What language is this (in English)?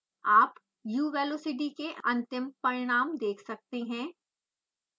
Hindi